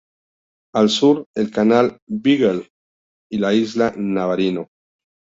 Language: Spanish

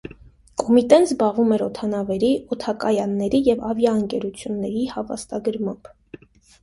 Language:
Armenian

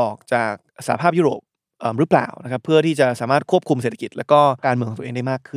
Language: Thai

